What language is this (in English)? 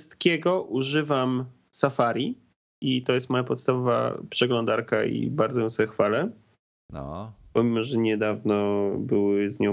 Polish